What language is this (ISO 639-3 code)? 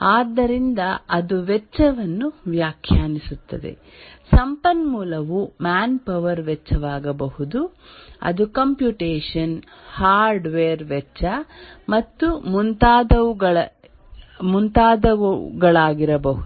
kan